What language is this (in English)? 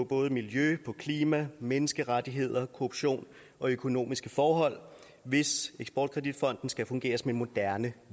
Danish